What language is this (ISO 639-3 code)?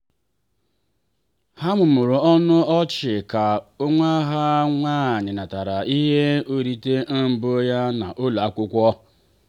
ibo